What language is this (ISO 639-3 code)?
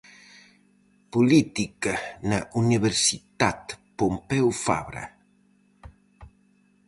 glg